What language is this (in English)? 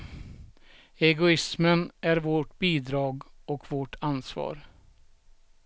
Swedish